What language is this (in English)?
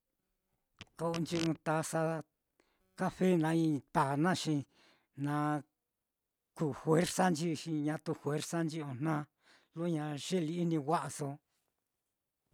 Mitlatongo Mixtec